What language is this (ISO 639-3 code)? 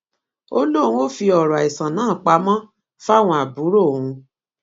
yor